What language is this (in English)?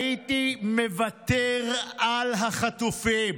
Hebrew